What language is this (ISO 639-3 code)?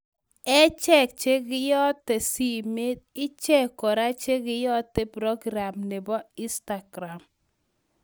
kln